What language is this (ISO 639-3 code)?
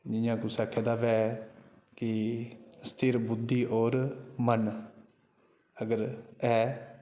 doi